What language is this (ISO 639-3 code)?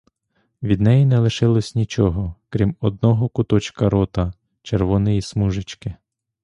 ukr